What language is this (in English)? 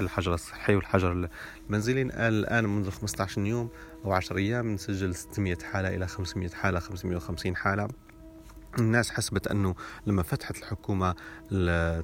Arabic